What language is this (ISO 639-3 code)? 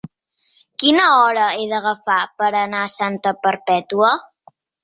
cat